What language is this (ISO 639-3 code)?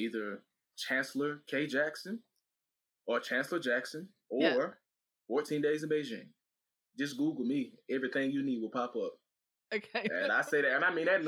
eng